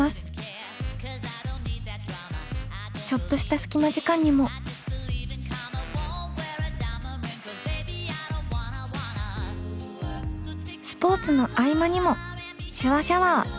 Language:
Japanese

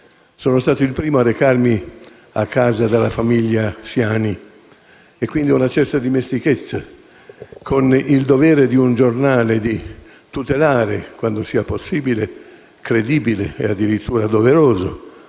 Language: Italian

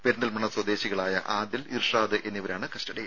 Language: Malayalam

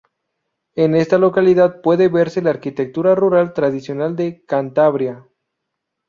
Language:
Spanish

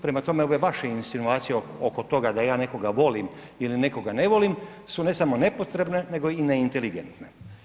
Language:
Croatian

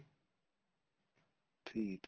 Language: Punjabi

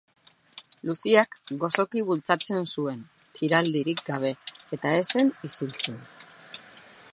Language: Basque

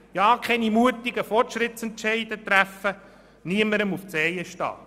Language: Swiss German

